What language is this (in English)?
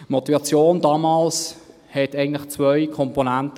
Swiss German